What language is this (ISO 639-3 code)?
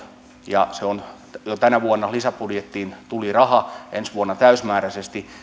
fin